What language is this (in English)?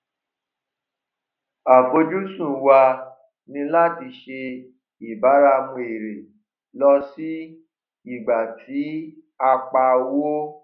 Yoruba